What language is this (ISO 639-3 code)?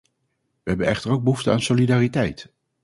nld